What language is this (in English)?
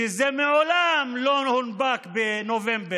Hebrew